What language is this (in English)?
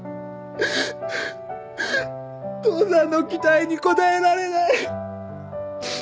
Japanese